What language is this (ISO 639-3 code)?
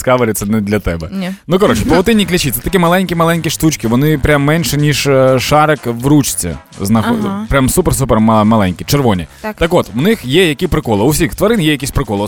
ukr